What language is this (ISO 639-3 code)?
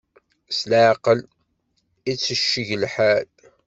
kab